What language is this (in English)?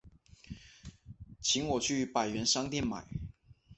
Chinese